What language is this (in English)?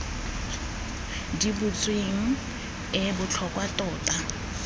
Tswana